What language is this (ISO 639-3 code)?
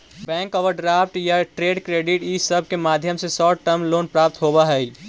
mag